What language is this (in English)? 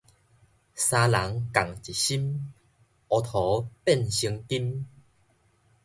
Min Nan Chinese